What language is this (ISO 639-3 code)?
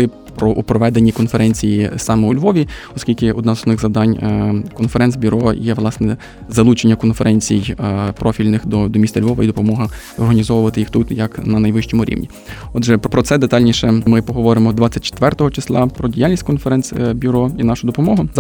ukr